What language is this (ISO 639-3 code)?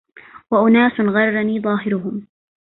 ara